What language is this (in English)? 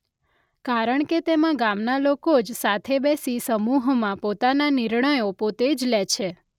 Gujarati